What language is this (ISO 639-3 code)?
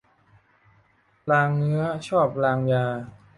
tha